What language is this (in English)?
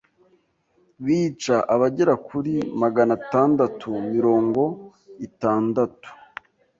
Kinyarwanda